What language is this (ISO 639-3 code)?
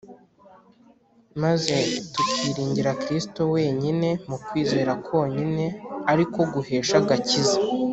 kin